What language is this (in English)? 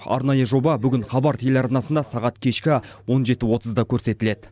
Kazakh